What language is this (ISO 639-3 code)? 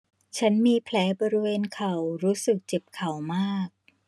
tha